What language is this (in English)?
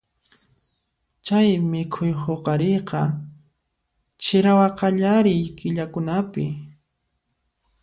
Puno Quechua